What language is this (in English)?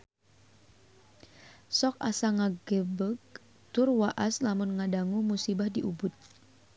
Sundanese